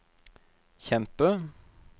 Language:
Norwegian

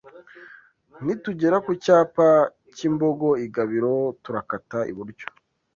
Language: Kinyarwanda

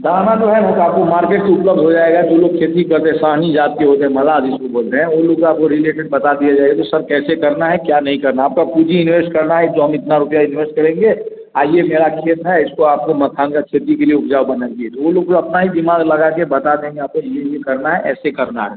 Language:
Hindi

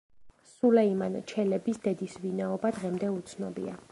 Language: Georgian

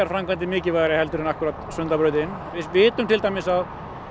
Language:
Icelandic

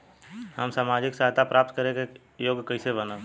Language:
Bhojpuri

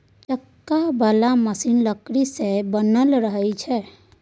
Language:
Maithili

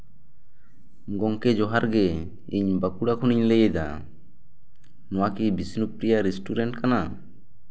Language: Santali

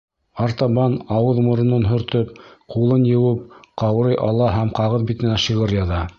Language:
Bashkir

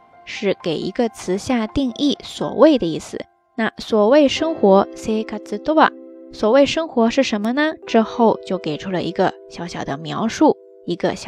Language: Chinese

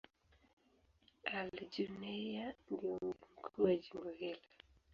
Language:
Swahili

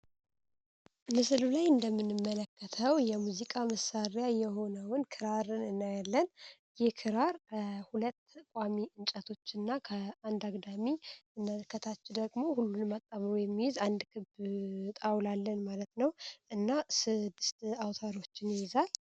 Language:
Amharic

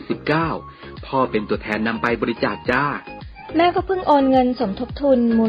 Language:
Thai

